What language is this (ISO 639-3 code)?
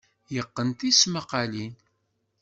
kab